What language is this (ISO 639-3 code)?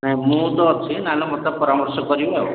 ori